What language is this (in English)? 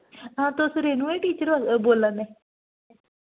Dogri